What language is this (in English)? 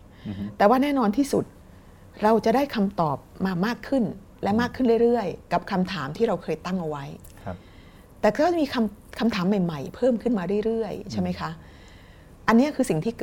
Thai